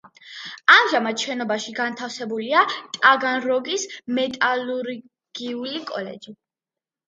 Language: Georgian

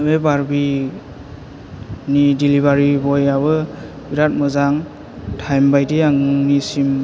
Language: Bodo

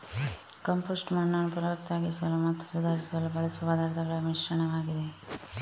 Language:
Kannada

